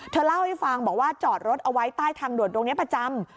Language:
Thai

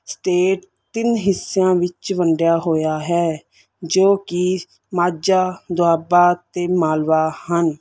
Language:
Punjabi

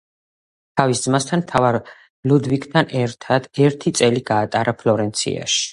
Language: Georgian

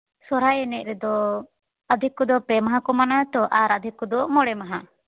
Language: Santali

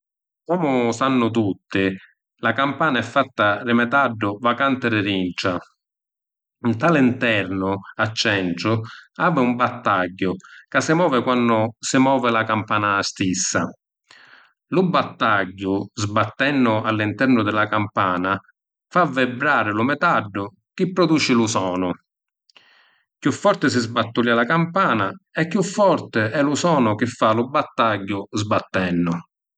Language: Sicilian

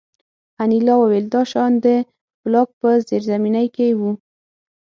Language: Pashto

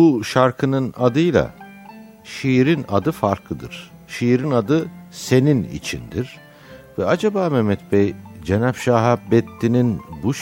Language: Turkish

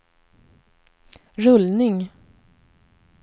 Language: Swedish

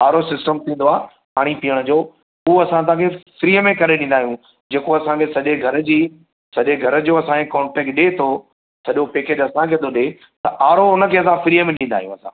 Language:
Sindhi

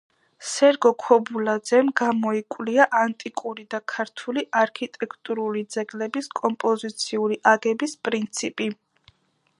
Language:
Georgian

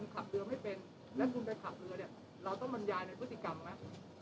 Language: Thai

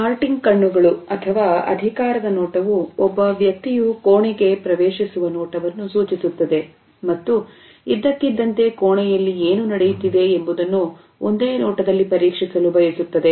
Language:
Kannada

